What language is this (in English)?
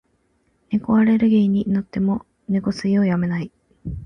Japanese